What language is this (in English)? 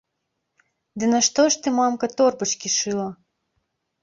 Belarusian